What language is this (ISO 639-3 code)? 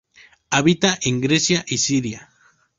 spa